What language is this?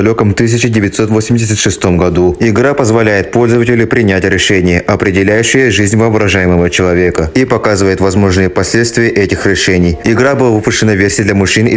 Russian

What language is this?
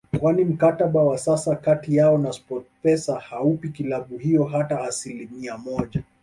Swahili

